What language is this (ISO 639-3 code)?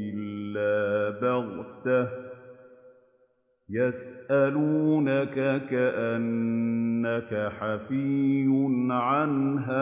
ara